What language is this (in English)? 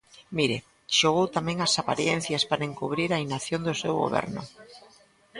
Galician